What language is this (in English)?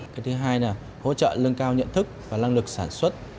Vietnamese